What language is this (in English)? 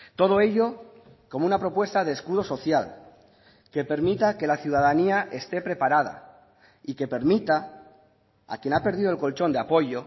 Spanish